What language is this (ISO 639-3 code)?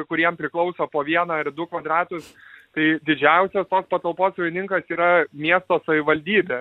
lit